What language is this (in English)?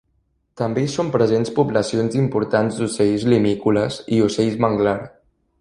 Catalan